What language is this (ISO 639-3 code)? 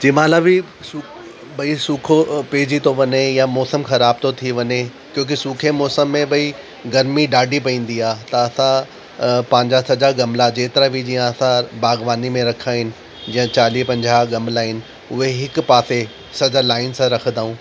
snd